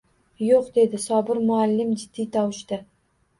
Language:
Uzbek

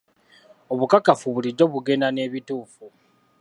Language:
Ganda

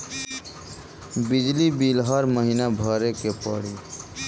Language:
Bhojpuri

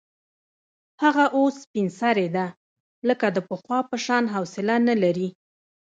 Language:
Pashto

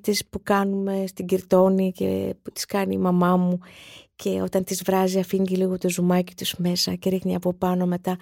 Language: Greek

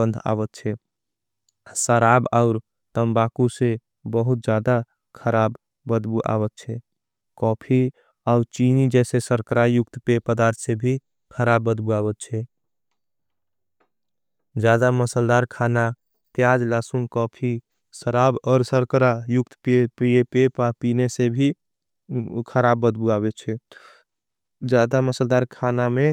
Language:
Angika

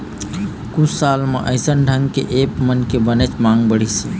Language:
Chhattisgarhi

